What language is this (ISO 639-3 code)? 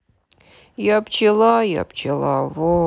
rus